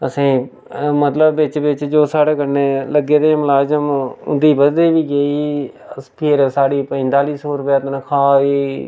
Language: Dogri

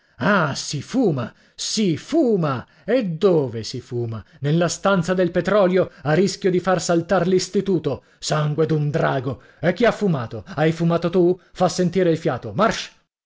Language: Italian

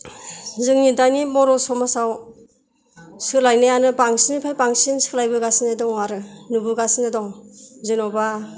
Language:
Bodo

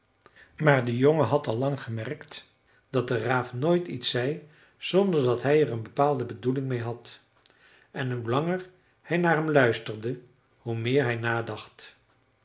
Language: Dutch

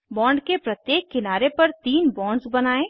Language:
Hindi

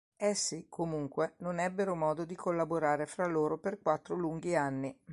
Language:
Italian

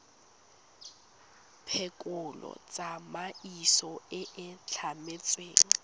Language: Tswana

